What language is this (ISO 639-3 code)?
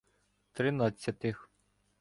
ukr